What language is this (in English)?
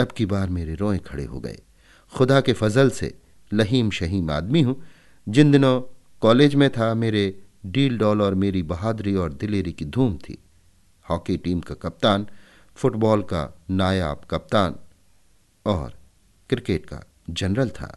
Hindi